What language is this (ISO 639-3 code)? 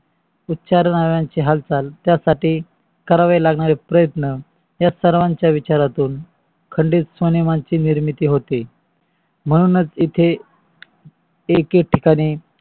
mar